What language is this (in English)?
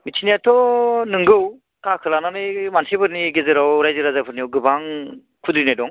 Bodo